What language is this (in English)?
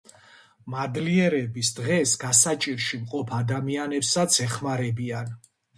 Georgian